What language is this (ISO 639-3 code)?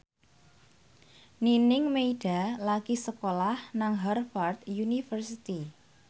jav